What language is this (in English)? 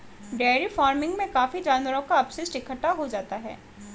Hindi